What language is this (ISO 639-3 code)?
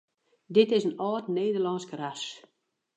fry